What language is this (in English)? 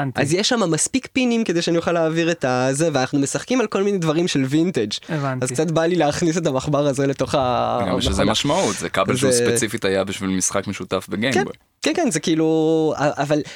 Hebrew